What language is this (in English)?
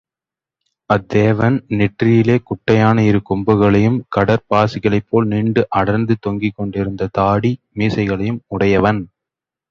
Tamil